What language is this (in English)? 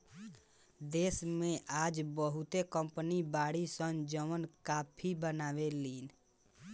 Bhojpuri